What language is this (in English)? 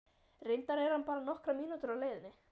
Icelandic